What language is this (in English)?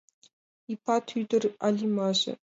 Mari